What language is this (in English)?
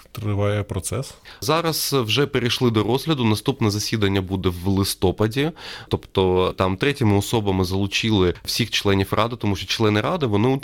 Ukrainian